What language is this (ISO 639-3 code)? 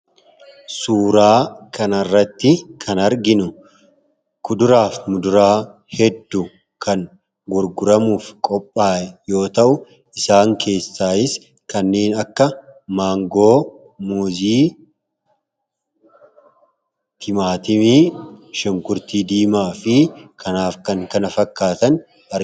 orm